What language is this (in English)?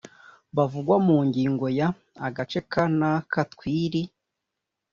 Kinyarwanda